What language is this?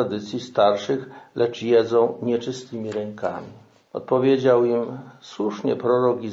Polish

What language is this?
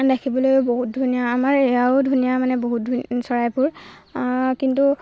Assamese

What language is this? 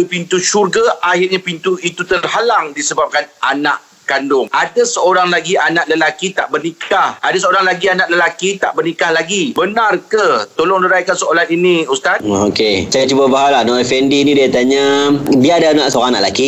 Malay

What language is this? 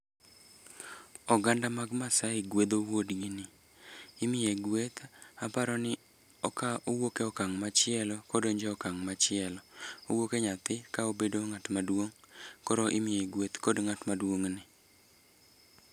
Luo (Kenya and Tanzania)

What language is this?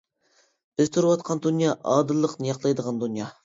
Uyghur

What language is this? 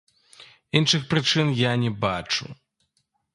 Belarusian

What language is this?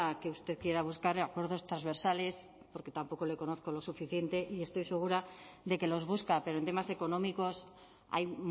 Spanish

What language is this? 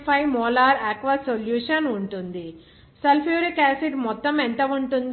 Telugu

